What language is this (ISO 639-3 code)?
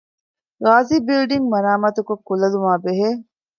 div